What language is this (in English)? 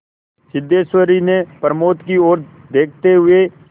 Hindi